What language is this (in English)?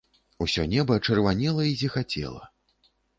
Belarusian